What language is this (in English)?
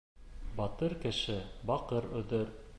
Bashkir